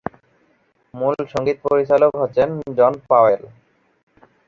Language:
Bangla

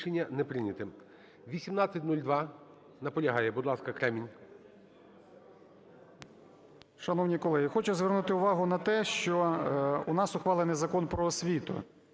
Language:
Ukrainian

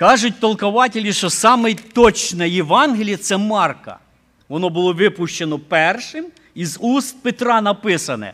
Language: Ukrainian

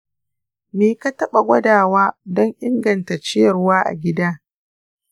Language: Hausa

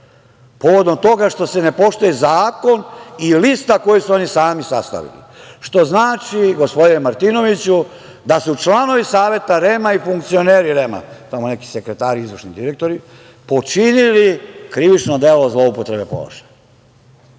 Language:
Serbian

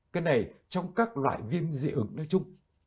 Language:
Vietnamese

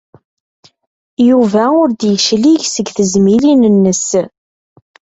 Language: Kabyle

